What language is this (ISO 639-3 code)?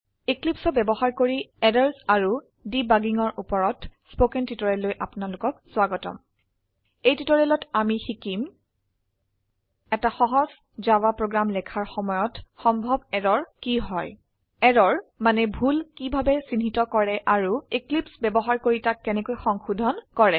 asm